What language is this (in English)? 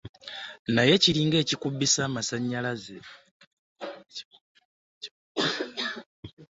Ganda